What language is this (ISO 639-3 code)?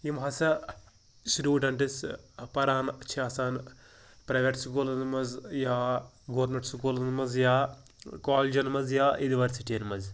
kas